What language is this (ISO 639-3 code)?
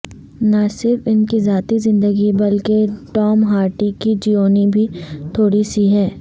urd